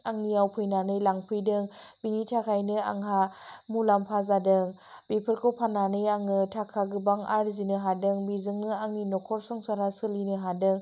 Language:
Bodo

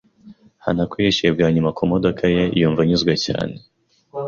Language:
Kinyarwanda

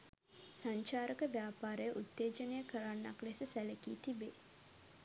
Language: Sinhala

